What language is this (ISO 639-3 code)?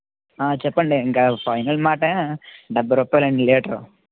tel